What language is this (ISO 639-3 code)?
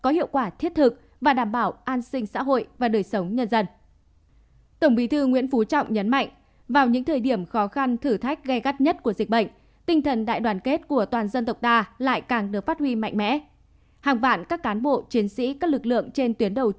vie